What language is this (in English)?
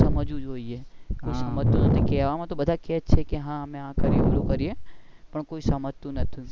Gujarati